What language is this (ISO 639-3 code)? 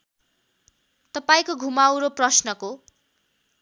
nep